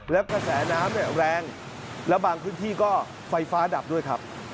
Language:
Thai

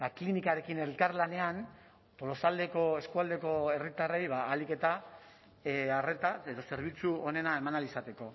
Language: Basque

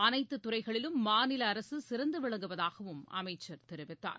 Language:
Tamil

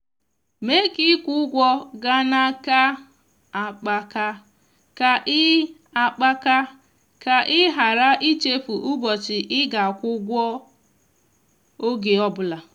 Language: Igbo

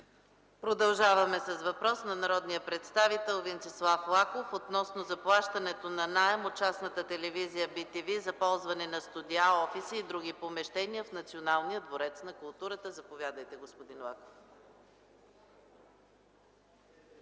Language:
Bulgarian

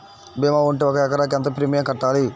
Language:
Telugu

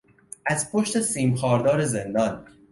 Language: Persian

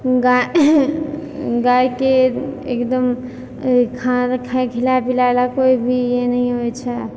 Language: Maithili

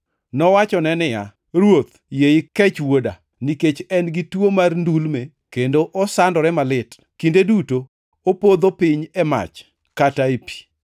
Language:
Luo (Kenya and Tanzania)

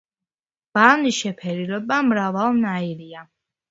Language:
Georgian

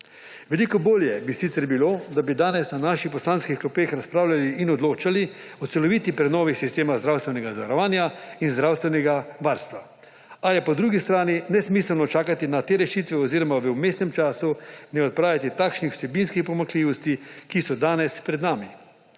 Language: Slovenian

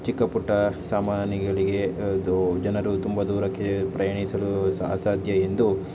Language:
Kannada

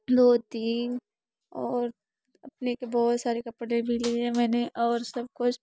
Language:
Hindi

